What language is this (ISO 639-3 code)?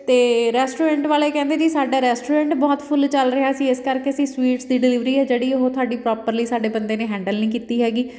pan